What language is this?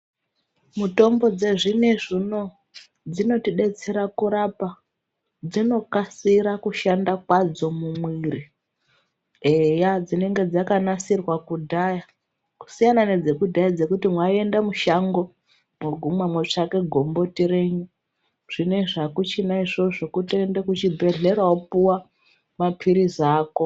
Ndau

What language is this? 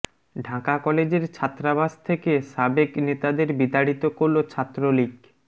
Bangla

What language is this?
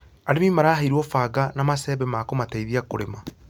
Kikuyu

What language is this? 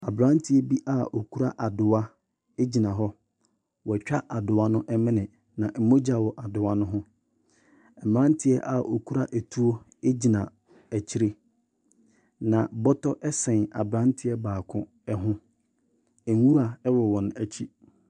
Akan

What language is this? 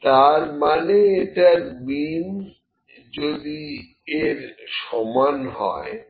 Bangla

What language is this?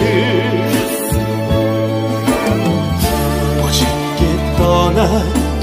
Korean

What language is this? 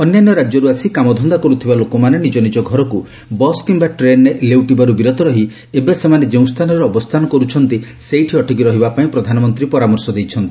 Odia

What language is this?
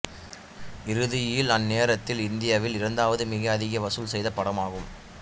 Tamil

